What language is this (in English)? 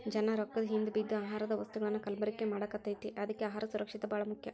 Kannada